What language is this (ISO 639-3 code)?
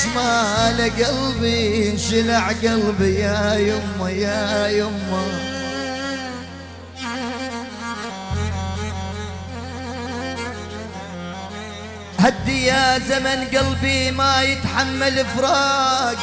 ara